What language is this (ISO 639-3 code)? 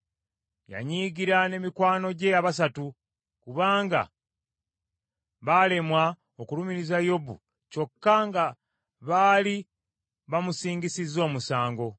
lug